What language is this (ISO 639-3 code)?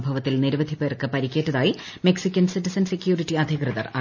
mal